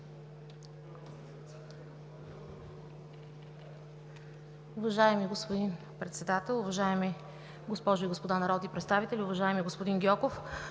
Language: Bulgarian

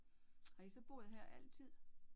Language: Danish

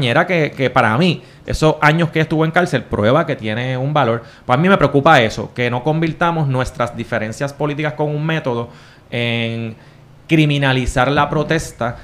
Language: Spanish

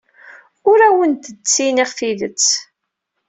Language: Kabyle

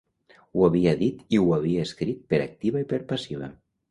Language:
Catalan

